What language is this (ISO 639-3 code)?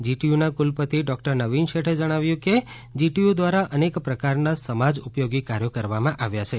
guj